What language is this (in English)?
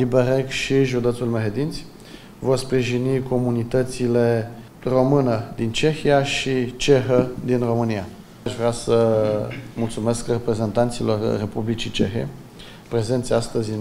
Romanian